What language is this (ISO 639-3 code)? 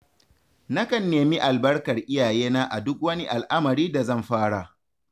hau